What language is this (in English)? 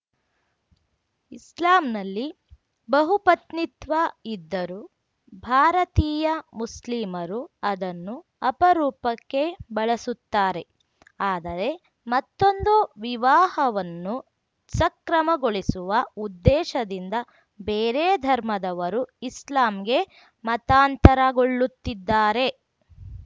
Kannada